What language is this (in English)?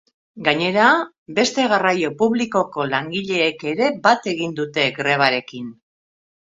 Basque